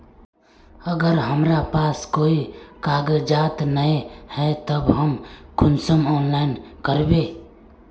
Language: Magahi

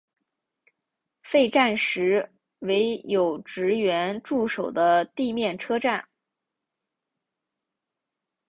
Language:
Chinese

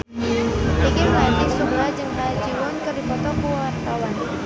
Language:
Sundanese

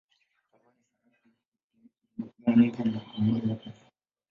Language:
Swahili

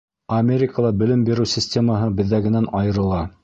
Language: Bashkir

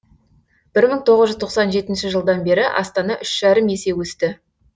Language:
Kazakh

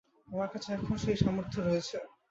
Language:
Bangla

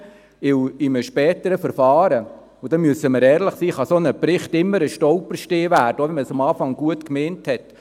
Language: Swiss German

